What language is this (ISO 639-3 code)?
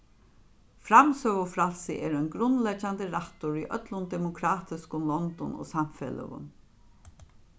fao